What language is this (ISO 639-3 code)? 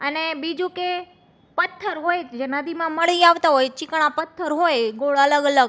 guj